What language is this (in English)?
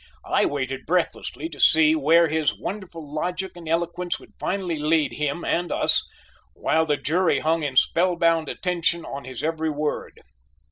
English